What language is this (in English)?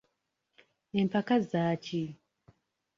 Ganda